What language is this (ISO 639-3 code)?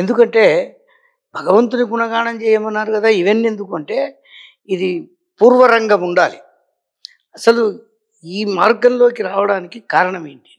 tel